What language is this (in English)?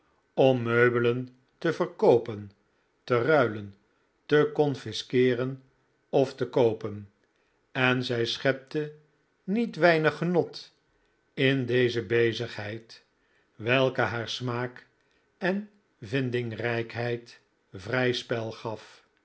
Dutch